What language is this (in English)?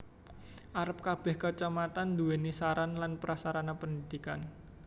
Javanese